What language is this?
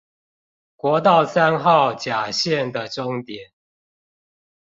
Chinese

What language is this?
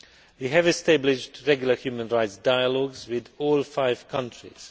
English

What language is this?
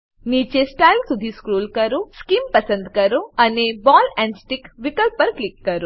Gujarati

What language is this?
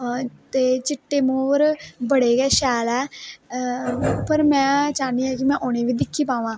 Dogri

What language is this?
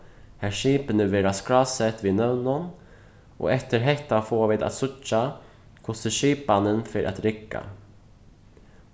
Faroese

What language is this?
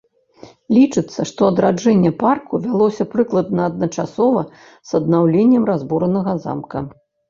Belarusian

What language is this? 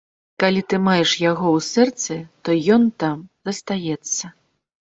Belarusian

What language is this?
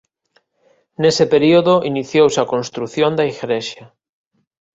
Galician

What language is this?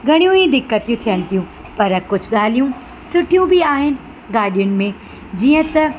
Sindhi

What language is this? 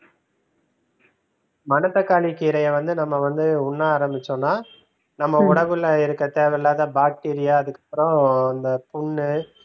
Tamil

